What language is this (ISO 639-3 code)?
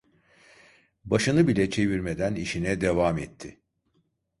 tur